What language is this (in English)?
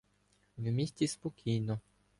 Ukrainian